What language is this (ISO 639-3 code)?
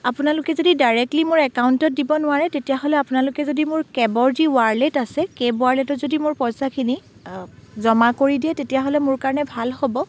asm